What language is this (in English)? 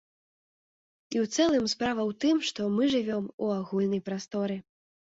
Belarusian